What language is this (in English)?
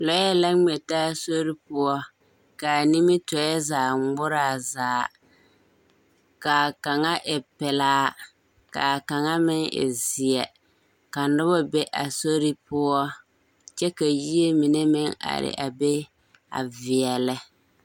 Southern Dagaare